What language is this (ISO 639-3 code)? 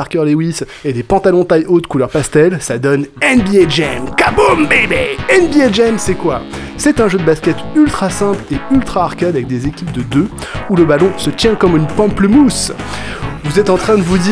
fra